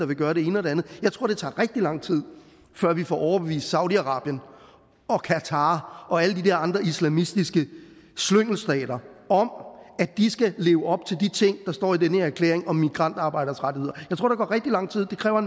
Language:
Danish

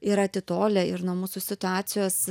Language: Lithuanian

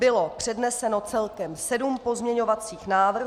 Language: Czech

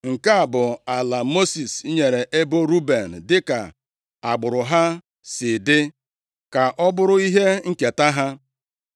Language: Igbo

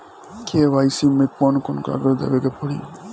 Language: Bhojpuri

